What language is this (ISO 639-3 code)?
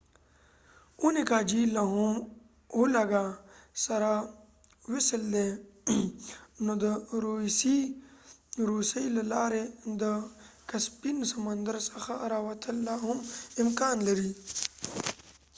pus